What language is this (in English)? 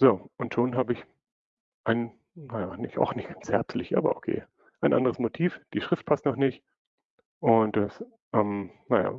German